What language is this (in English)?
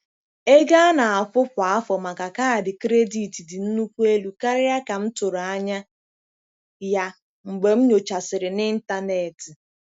Igbo